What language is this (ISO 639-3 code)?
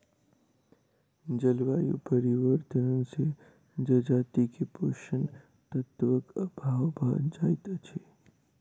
mai